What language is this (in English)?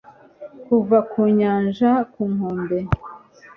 Kinyarwanda